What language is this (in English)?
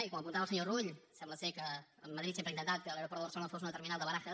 Catalan